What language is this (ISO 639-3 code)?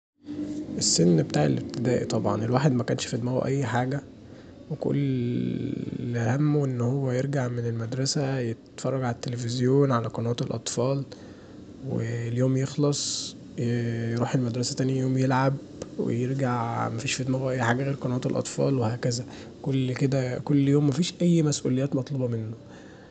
arz